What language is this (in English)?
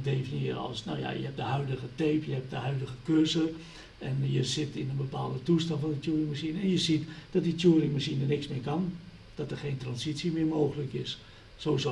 Dutch